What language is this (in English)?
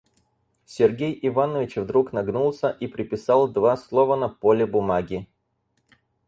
Russian